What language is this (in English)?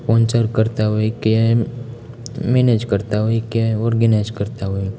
Gujarati